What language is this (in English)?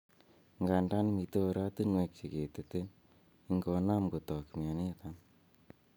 Kalenjin